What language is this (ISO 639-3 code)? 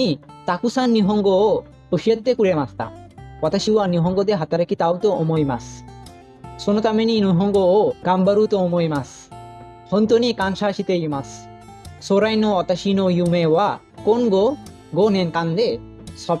jpn